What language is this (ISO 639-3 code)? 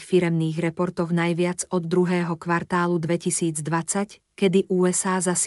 slk